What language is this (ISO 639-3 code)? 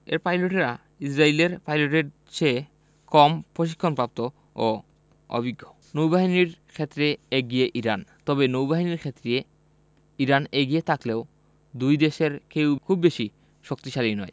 ben